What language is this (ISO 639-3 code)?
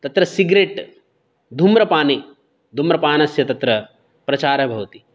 san